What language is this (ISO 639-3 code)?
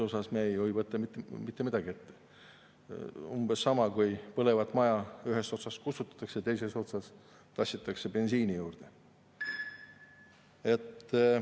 est